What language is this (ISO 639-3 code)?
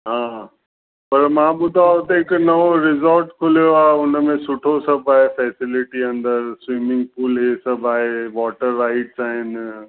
snd